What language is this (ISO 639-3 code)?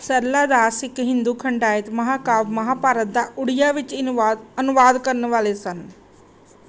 pan